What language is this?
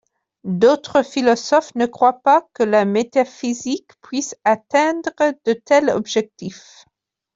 French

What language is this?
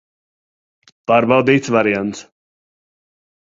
Latvian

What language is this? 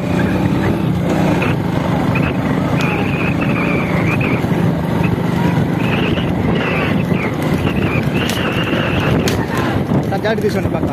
Thai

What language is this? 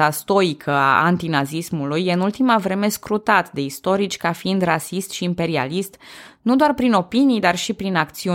Romanian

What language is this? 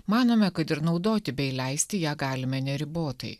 Lithuanian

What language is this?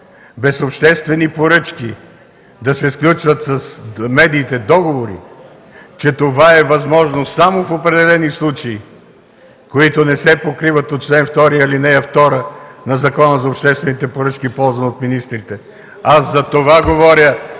Bulgarian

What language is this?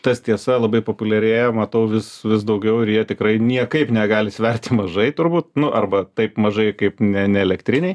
Lithuanian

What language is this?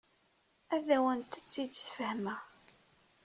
Kabyle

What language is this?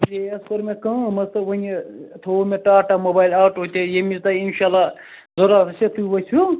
Kashmiri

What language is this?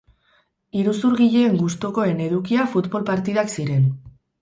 Basque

